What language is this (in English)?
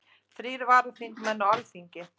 Icelandic